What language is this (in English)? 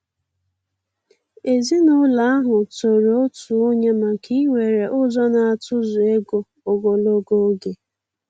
Igbo